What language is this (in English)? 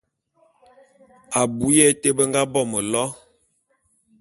Bulu